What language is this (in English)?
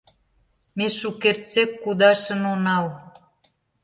Mari